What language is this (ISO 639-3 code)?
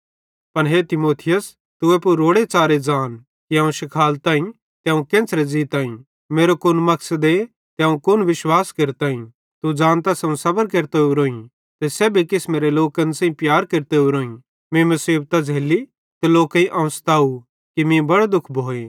bhd